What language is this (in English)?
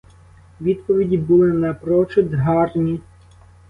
Ukrainian